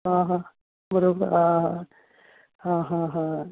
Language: Konkani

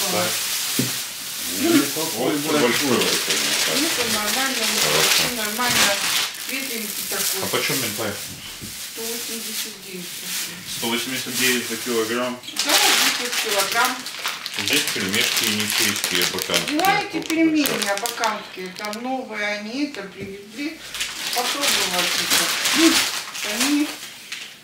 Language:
Russian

